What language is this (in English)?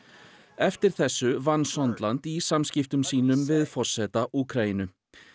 Icelandic